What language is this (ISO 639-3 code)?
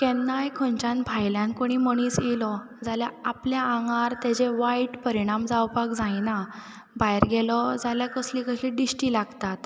kok